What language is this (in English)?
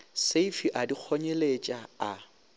Northern Sotho